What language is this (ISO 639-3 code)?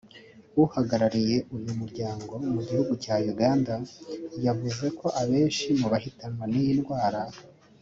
kin